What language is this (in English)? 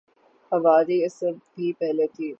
Urdu